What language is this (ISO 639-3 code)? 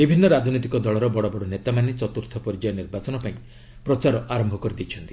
ori